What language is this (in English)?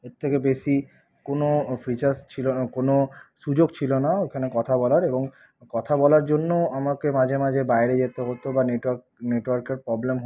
Bangla